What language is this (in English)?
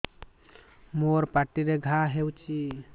Odia